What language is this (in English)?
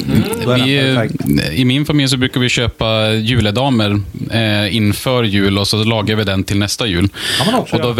Swedish